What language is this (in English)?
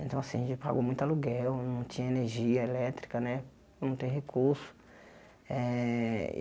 Portuguese